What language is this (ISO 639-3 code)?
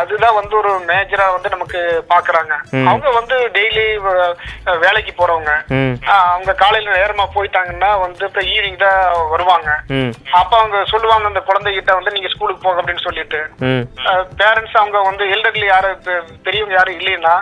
tam